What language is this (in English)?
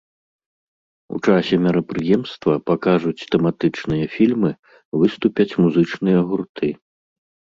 Belarusian